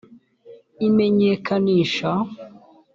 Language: Kinyarwanda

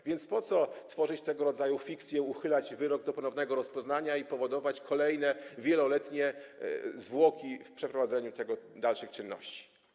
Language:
Polish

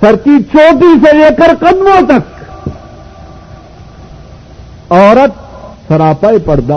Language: Urdu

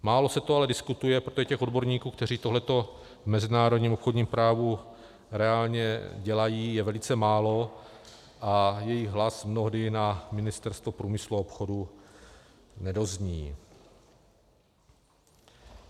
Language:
Czech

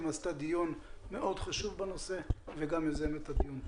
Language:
Hebrew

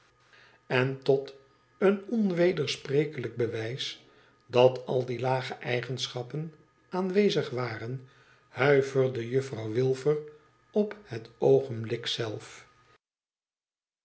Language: Dutch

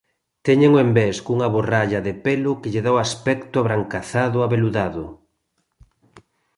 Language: Galician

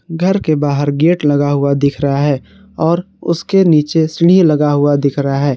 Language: Hindi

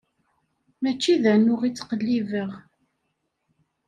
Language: Kabyle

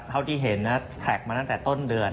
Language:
Thai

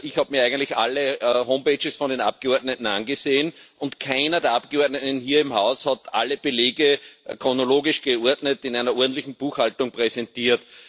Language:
German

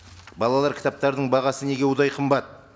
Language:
Kazakh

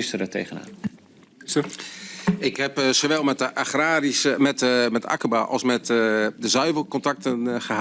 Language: Dutch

